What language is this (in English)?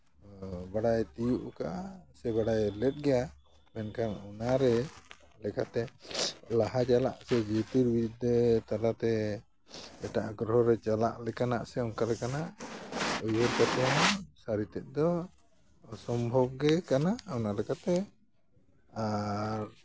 Santali